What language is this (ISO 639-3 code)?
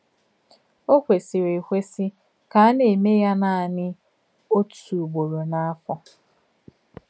ibo